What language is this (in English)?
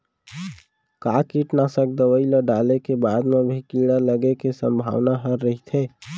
Chhattisgarhi